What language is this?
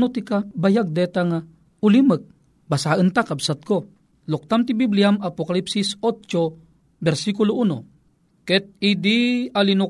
Filipino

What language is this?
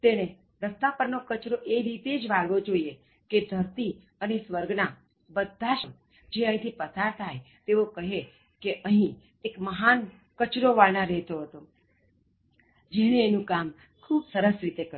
Gujarati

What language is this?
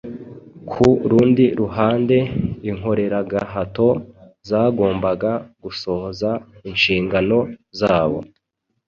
Kinyarwanda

